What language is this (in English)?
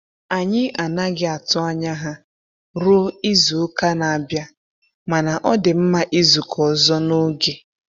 Igbo